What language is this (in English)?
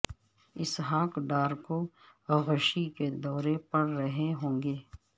Urdu